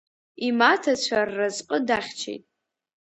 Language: Abkhazian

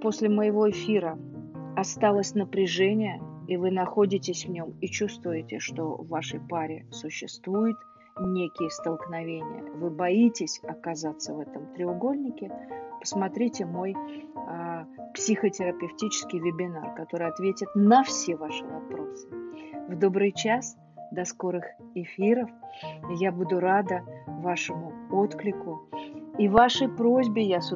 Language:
Russian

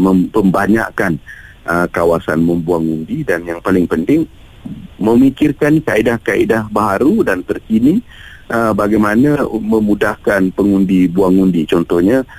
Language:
Malay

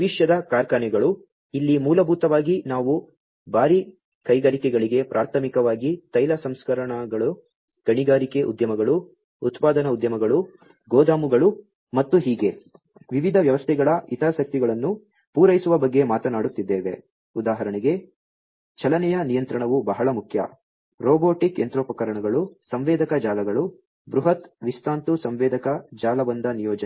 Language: Kannada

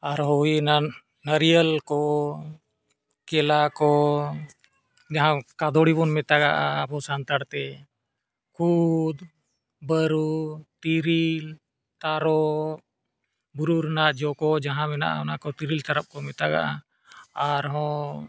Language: Santali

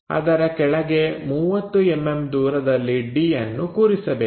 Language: Kannada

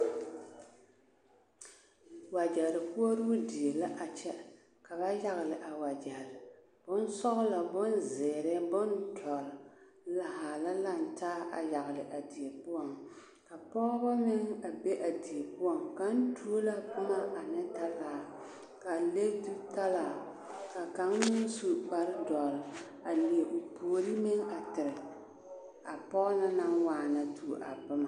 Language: Southern Dagaare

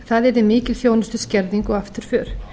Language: Icelandic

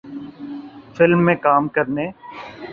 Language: Urdu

